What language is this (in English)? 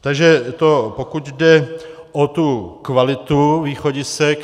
Czech